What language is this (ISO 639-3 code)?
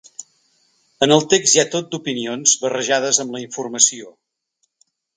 cat